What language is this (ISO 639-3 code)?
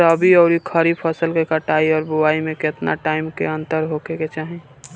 bho